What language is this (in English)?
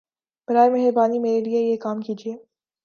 Urdu